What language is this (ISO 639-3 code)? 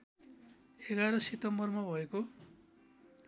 nep